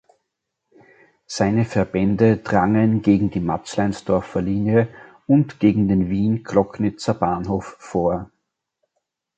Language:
German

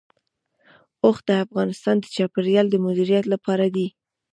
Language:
Pashto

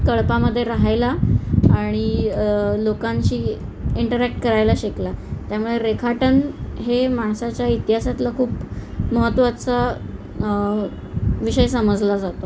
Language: Marathi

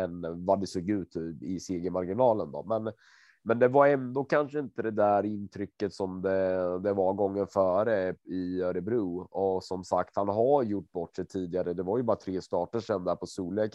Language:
Swedish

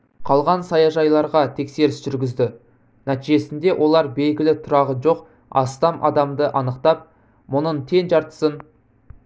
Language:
Kazakh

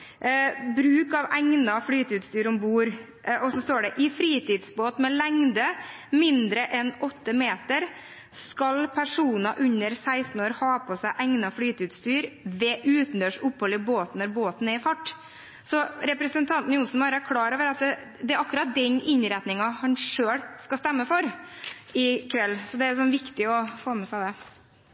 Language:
Norwegian Bokmål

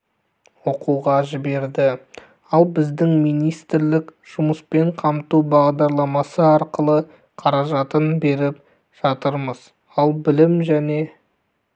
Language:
Kazakh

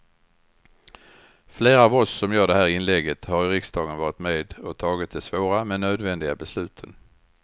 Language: Swedish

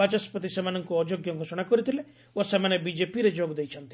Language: Odia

